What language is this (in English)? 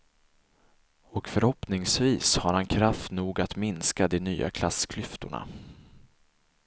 Swedish